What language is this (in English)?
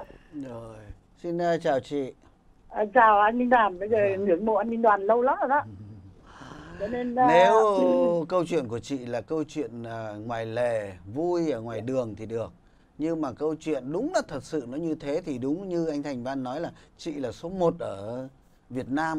Vietnamese